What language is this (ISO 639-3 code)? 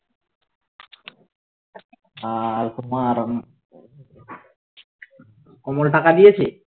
ben